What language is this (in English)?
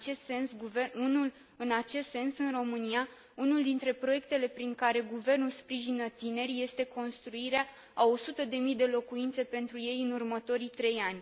Romanian